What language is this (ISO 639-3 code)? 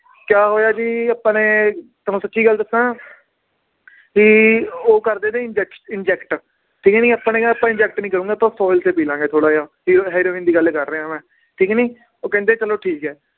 pan